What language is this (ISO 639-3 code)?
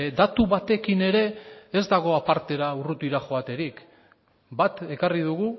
eus